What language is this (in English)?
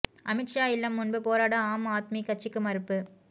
Tamil